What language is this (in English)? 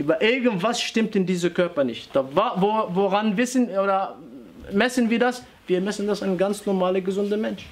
German